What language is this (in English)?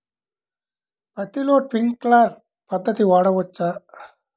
Telugu